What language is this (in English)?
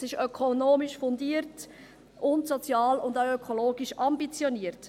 Swiss German